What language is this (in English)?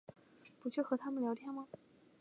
Chinese